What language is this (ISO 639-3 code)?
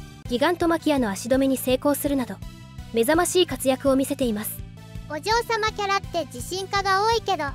jpn